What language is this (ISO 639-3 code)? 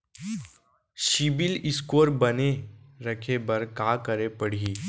hne